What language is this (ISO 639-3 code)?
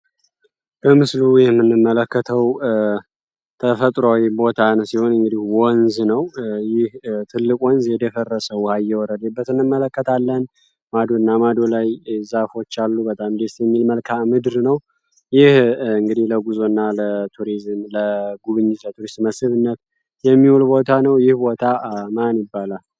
amh